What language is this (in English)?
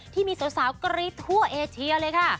Thai